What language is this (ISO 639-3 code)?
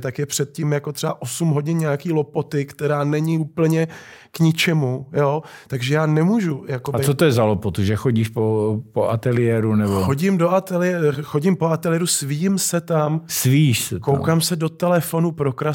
ces